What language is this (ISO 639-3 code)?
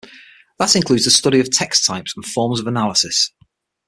eng